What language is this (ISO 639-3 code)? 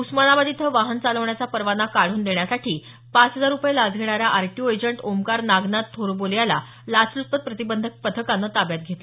mar